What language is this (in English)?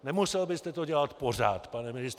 Czech